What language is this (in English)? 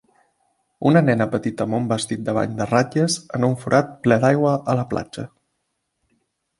Catalan